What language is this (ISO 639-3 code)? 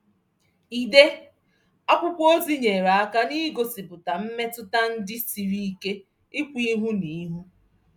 ibo